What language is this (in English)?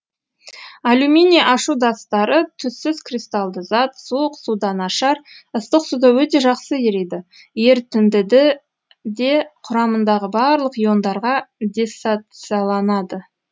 Kazakh